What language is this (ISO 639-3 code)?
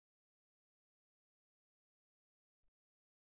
tel